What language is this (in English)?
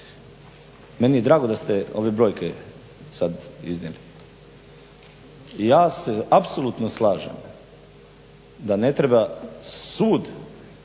Croatian